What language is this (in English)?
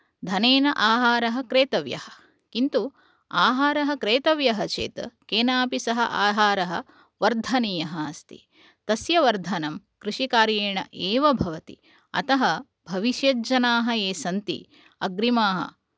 Sanskrit